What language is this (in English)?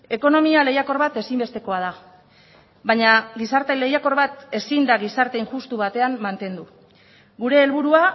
Basque